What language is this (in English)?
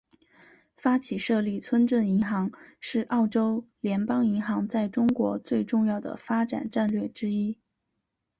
Chinese